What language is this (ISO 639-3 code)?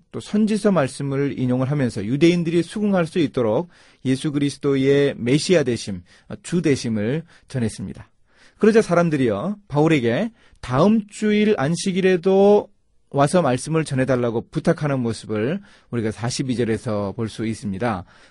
kor